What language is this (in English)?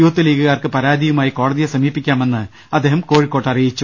Malayalam